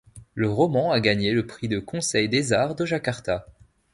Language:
French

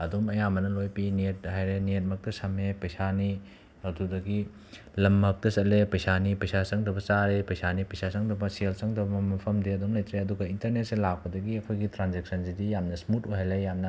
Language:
Manipuri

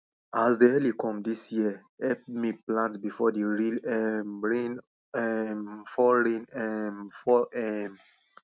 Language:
Nigerian Pidgin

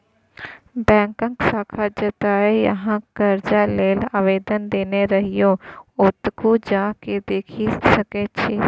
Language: Maithili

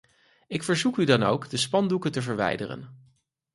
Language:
Dutch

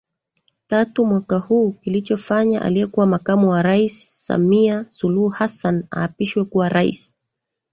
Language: Swahili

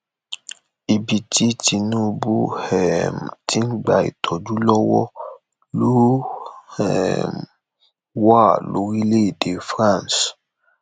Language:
Yoruba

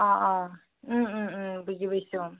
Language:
Assamese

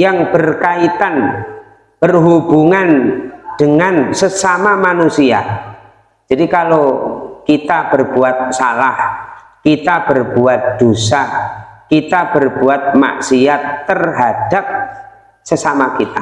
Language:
Indonesian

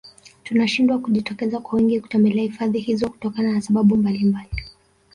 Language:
Swahili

